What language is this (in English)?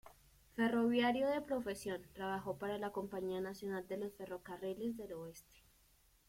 Spanish